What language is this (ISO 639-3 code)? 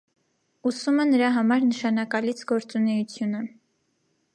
hye